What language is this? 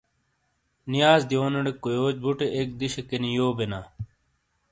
Shina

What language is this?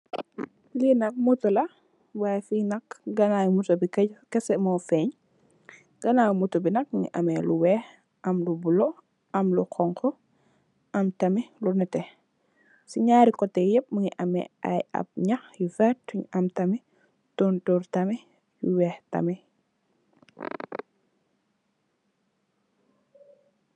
Wolof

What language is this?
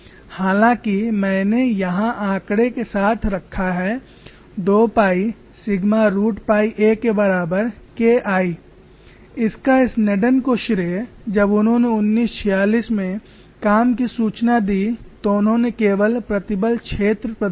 Hindi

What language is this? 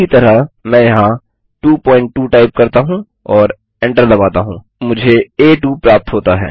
Hindi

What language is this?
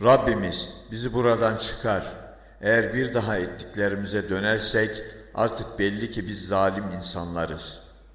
Turkish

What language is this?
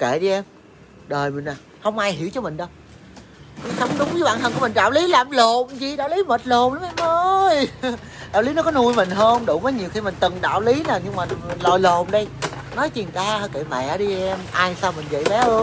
Vietnamese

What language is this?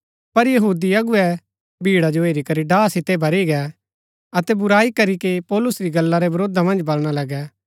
Gaddi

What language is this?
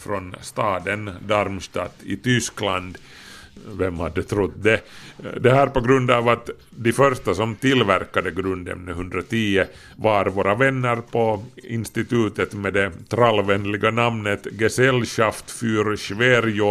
Swedish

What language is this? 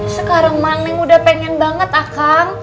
Indonesian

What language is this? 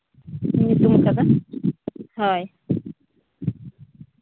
Santali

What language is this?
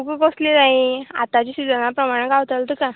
Konkani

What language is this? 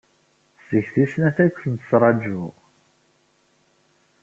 Kabyle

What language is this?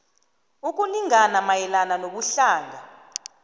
South Ndebele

